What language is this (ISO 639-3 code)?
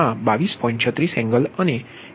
guj